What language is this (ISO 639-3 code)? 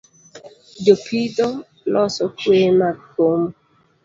luo